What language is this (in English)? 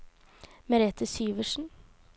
Norwegian